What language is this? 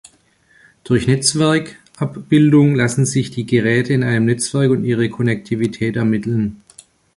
German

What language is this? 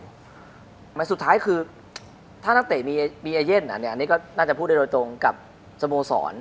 Thai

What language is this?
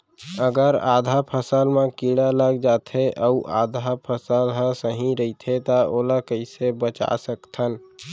Chhattisgarhi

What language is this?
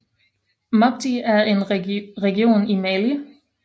Danish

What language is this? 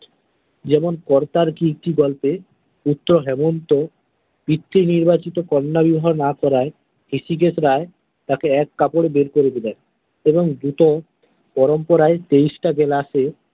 Bangla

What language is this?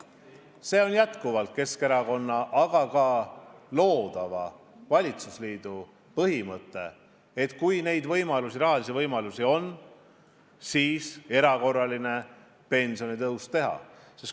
Estonian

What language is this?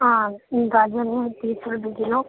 Urdu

